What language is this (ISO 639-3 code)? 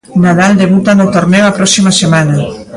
glg